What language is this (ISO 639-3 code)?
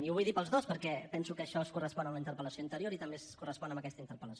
cat